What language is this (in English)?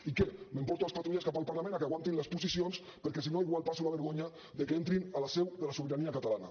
Catalan